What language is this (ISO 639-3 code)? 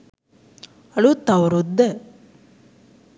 sin